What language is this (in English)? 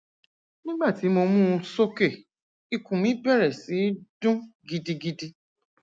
Yoruba